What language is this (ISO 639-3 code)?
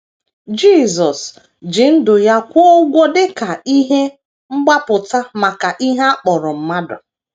ibo